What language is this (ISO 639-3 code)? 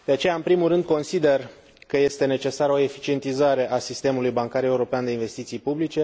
ron